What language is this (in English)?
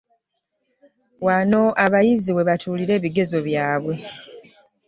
Ganda